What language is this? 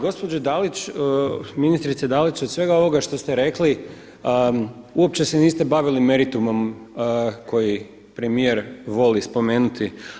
Croatian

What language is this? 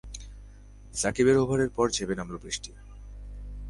Bangla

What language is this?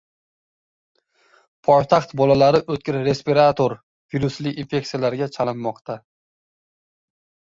Uzbek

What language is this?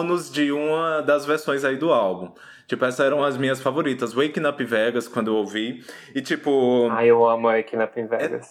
Portuguese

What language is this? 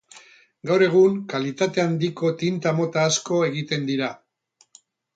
Basque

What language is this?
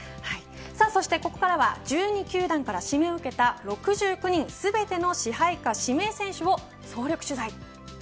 Japanese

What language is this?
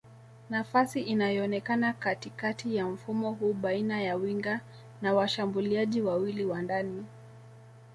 Swahili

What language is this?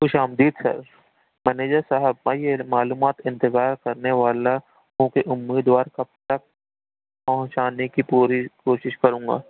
Urdu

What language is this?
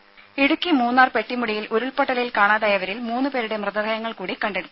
Malayalam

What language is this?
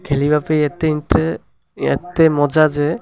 Odia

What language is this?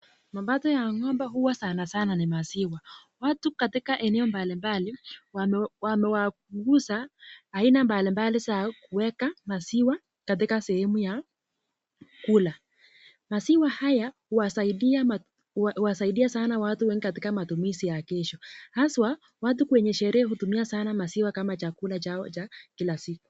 Swahili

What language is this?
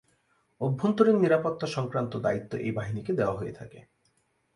Bangla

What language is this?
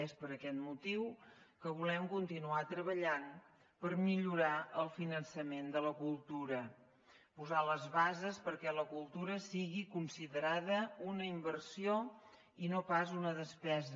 Catalan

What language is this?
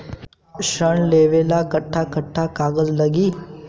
Bhojpuri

